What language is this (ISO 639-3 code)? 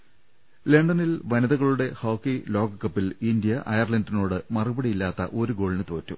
mal